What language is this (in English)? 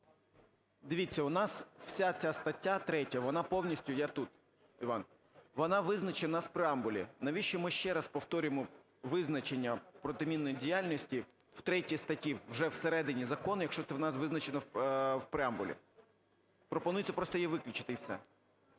Ukrainian